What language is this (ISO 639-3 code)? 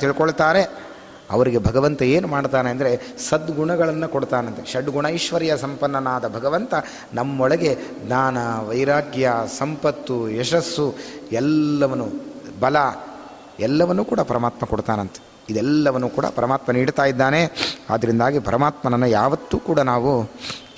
kan